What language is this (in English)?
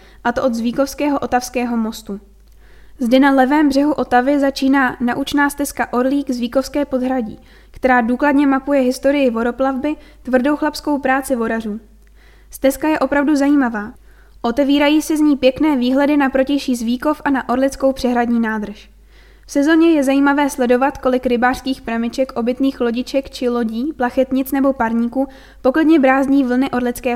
Czech